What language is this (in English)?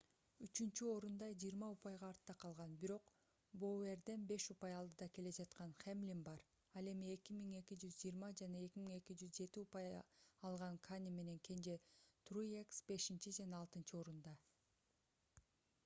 Kyrgyz